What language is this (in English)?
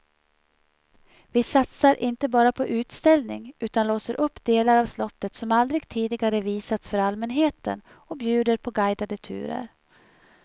Swedish